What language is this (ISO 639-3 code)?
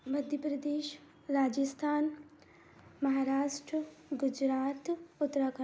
hin